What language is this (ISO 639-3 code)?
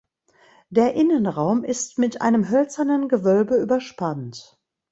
deu